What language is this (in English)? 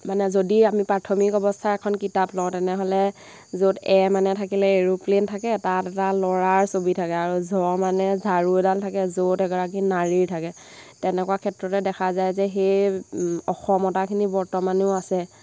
Assamese